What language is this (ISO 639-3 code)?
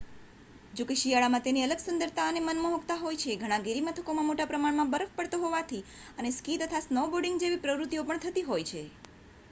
guj